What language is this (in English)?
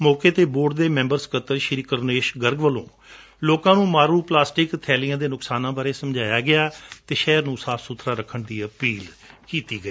Punjabi